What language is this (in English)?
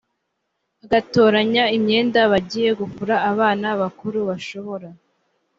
Kinyarwanda